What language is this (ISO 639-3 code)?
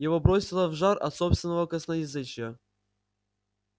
rus